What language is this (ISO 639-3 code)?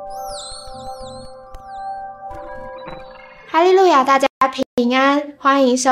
zho